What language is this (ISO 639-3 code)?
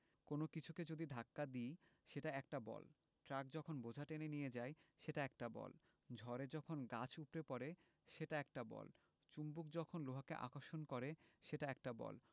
ben